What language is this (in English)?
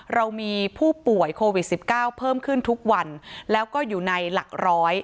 Thai